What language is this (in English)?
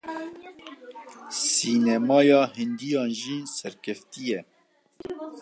Kurdish